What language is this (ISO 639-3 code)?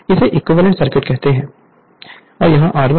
hin